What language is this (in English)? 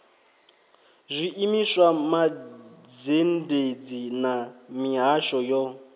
Venda